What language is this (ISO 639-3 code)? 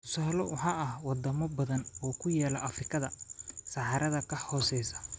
som